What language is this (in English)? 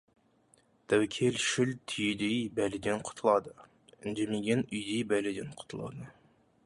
Kazakh